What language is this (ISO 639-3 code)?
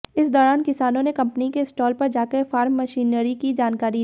hin